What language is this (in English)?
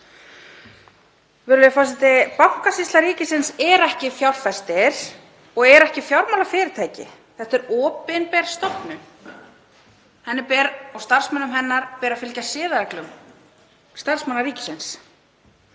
Icelandic